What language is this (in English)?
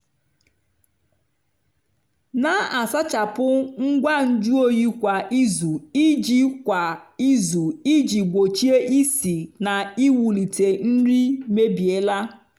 Igbo